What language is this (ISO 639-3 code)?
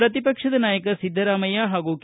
kan